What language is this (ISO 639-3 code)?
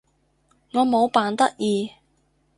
yue